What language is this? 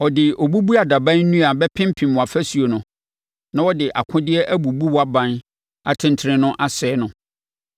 Akan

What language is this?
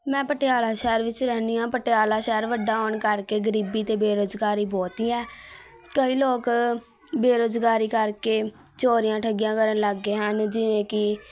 Punjabi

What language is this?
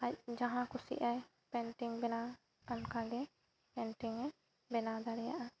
Santali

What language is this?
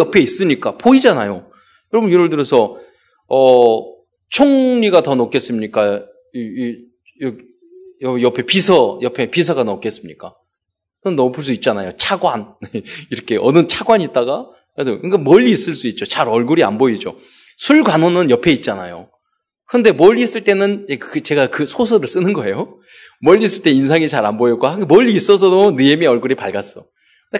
Korean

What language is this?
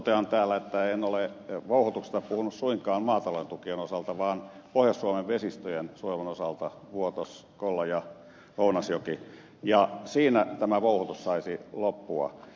Finnish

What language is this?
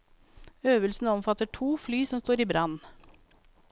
Norwegian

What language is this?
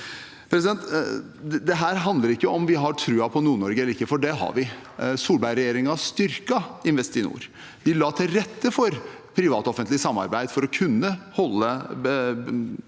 Norwegian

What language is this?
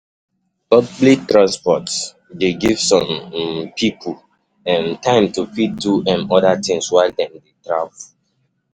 Nigerian Pidgin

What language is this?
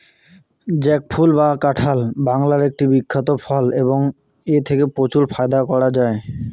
Bangla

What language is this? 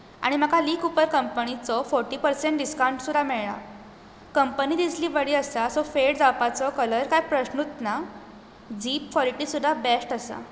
Konkani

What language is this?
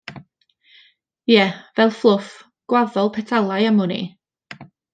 Welsh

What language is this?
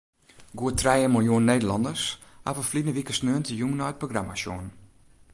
Western Frisian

